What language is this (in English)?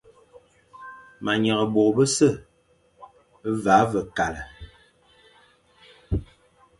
Fang